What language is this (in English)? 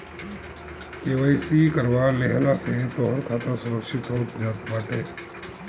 Bhojpuri